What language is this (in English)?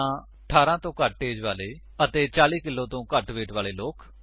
Punjabi